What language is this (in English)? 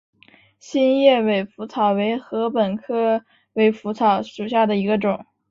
Chinese